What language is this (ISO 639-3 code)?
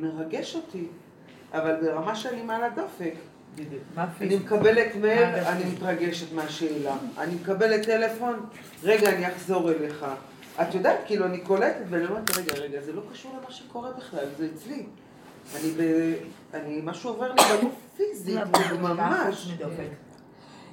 heb